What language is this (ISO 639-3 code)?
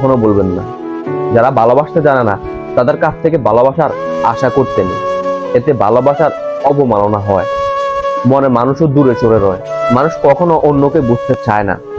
ben